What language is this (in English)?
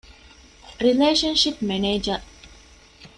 Divehi